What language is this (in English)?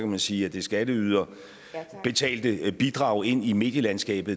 Danish